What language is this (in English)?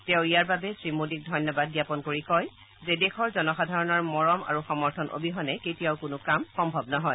Assamese